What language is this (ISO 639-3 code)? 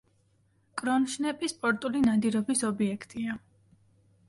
kat